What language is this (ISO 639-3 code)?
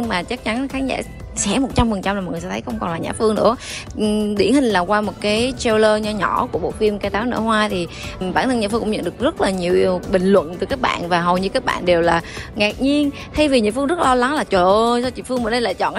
vie